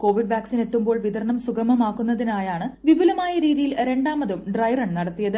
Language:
Malayalam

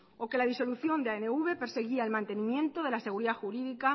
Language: Spanish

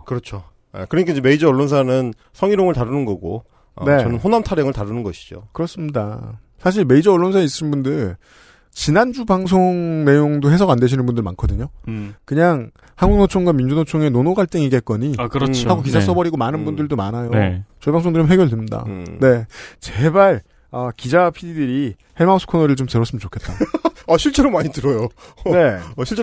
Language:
Korean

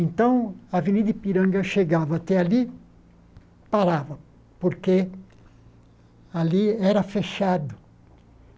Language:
Portuguese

